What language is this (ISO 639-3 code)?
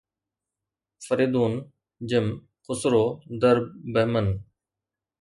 snd